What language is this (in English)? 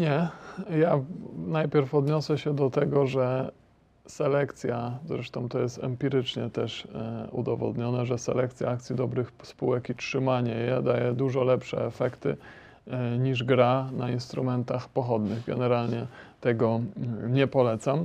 Polish